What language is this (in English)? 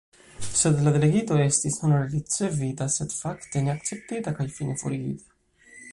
Esperanto